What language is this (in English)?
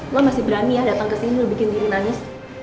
Indonesian